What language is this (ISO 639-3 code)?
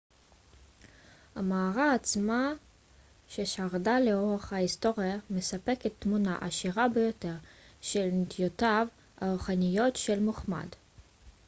heb